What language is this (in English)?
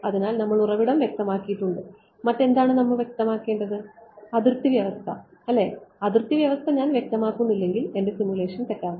Malayalam